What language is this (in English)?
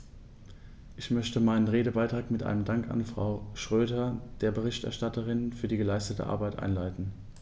German